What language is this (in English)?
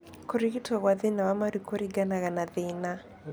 Kikuyu